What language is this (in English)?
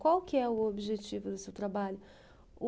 Portuguese